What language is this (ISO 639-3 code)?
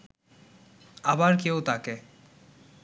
ben